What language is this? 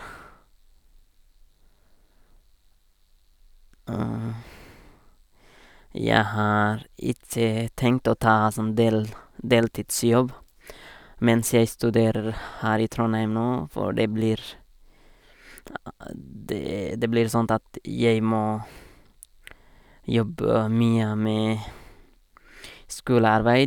Norwegian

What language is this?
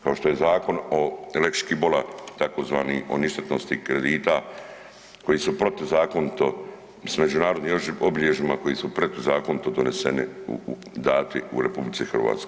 Croatian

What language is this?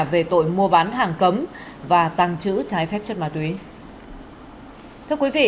Vietnamese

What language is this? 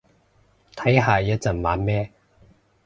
Cantonese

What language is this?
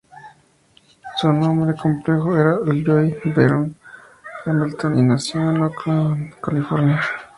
Spanish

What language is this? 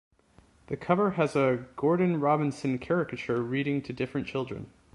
English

